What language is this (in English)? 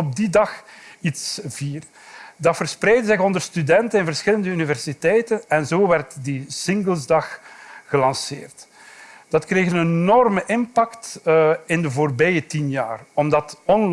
Dutch